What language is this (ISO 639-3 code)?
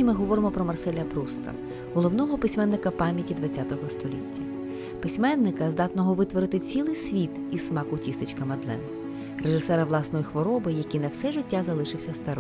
ukr